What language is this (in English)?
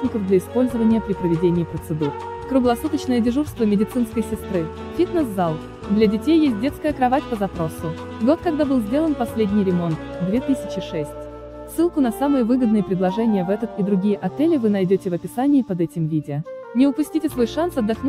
Russian